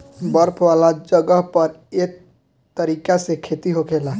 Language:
Bhojpuri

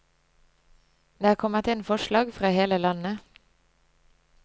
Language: Norwegian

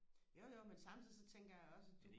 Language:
Danish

